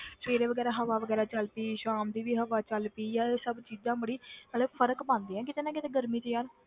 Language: Punjabi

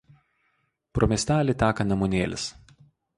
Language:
Lithuanian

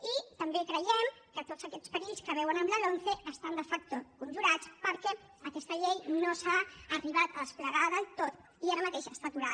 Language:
Catalan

